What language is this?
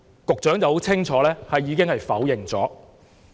Cantonese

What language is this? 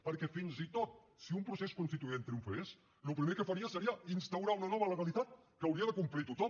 Catalan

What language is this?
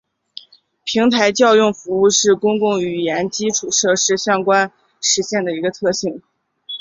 Chinese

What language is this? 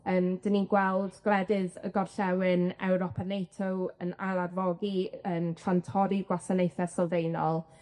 Welsh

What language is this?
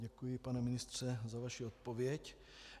Czech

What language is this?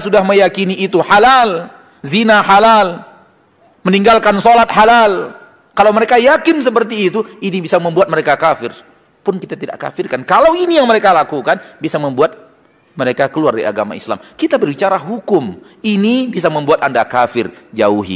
Indonesian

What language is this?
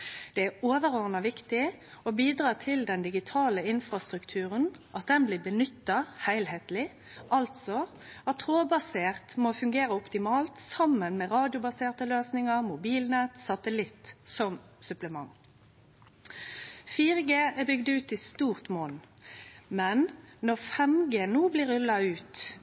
Norwegian Nynorsk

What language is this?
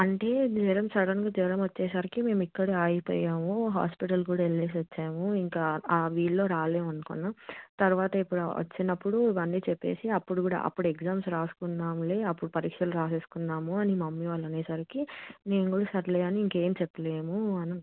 Telugu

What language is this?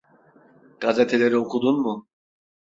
Turkish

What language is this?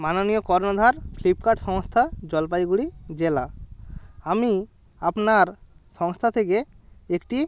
Bangla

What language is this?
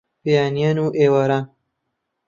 Central Kurdish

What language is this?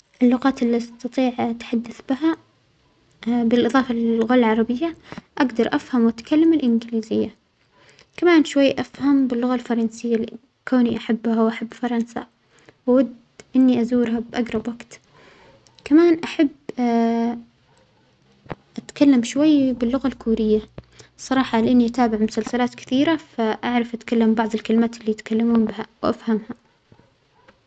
Omani Arabic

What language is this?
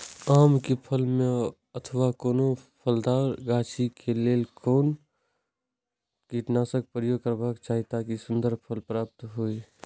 Maithili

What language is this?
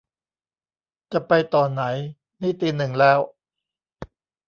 Thai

